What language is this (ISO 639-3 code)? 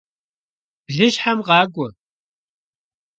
kbd